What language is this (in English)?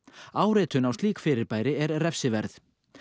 Icelandic